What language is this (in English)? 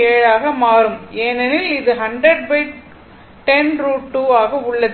Tamil